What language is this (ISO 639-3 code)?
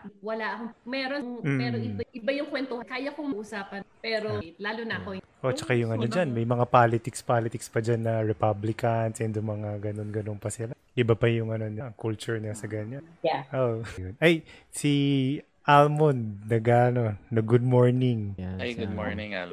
fil